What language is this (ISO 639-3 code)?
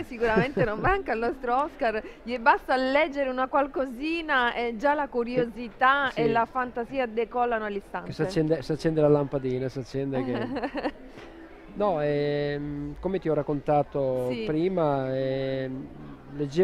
ita